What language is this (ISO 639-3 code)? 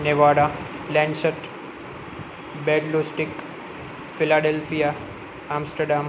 guj